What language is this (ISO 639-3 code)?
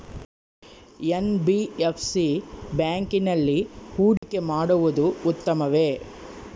kan